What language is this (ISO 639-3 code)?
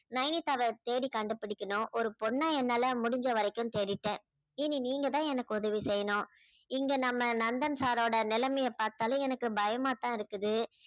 tam